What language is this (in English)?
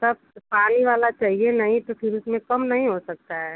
Hindi